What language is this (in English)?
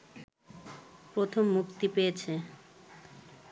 Bangla